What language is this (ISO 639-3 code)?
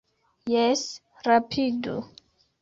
epo